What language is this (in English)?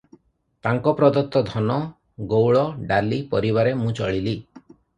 Odia